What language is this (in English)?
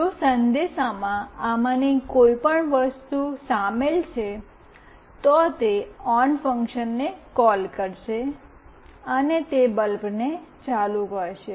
Gujarati